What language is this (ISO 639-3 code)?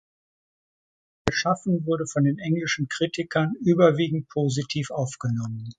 deu